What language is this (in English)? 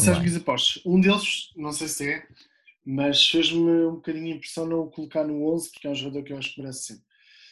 Portuguese